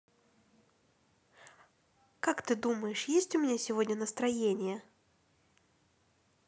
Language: Russian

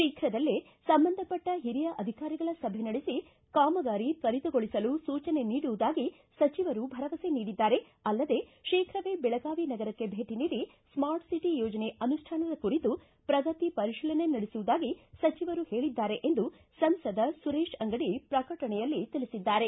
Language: Kannada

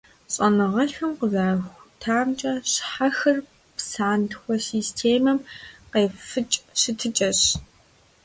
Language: Kabardian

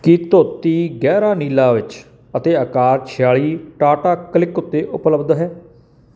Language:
Punjabi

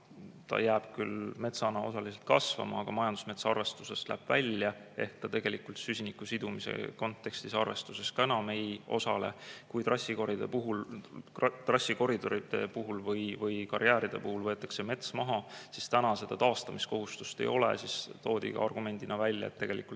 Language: Estonian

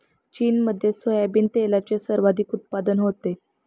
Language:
Marathi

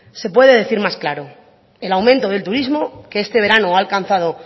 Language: Spanish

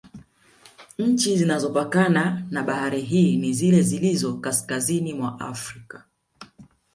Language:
Swahili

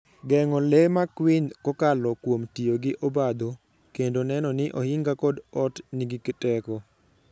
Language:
Luo (Kenya and Tanzania)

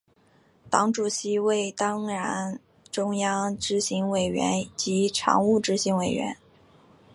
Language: Chinese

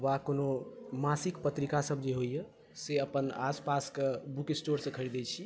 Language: Maithili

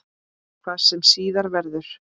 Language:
Icelandic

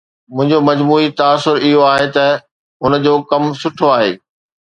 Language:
Sindhi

